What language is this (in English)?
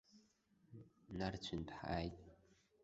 Abkhazian